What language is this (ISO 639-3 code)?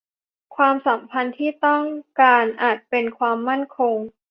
tha